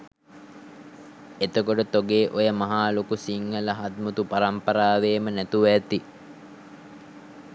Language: Sinhala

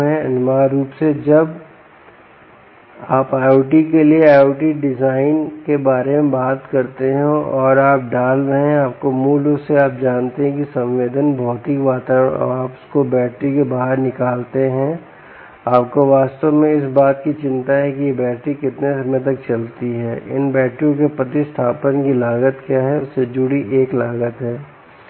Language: Hindi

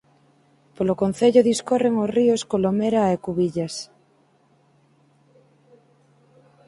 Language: Galician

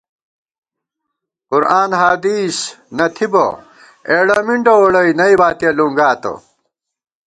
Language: Gawar-Bati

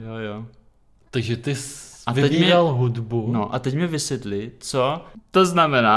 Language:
Czech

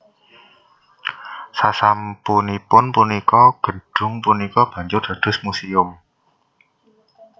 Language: Javanese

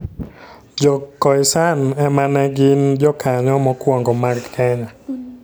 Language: Luo (Kenya and Tanzania)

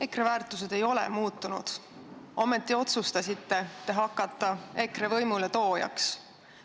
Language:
Estonian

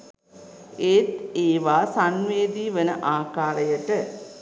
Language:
Sinhala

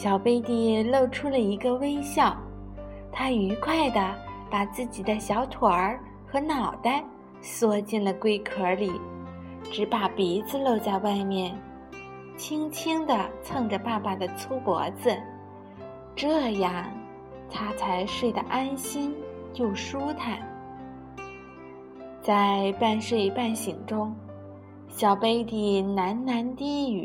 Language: Chinese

